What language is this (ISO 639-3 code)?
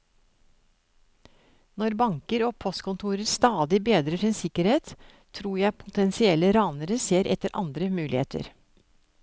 nor